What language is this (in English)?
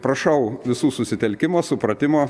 Lithuanian